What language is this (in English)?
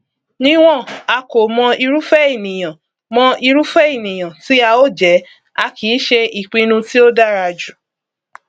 Yoruba